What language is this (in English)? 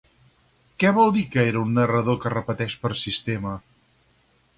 Catalan